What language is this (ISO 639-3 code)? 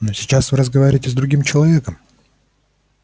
rus